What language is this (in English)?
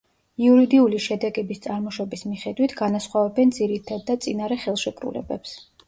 Georgian